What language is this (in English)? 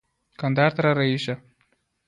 Pashto